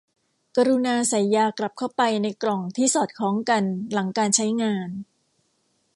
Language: Thai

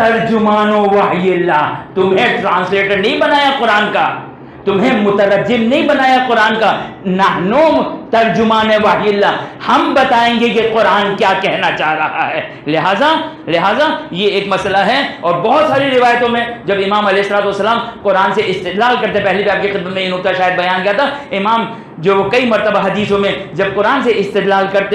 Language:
Hindi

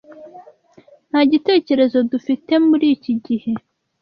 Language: Kinyarwanda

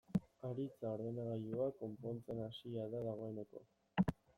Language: Basque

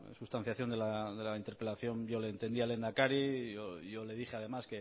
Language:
Spanish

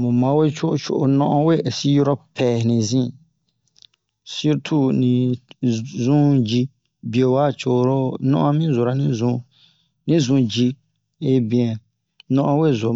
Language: Bomu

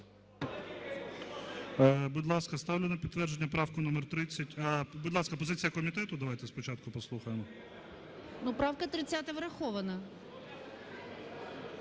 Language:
Ukrainian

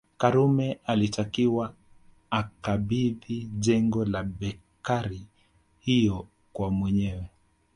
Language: Swahili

